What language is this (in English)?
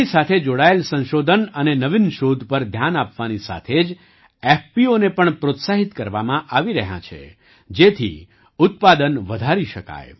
Gujarati